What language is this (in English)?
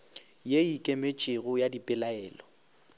Northern Sotho